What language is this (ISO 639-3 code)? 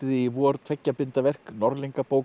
isl